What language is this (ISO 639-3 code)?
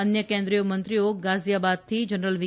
guj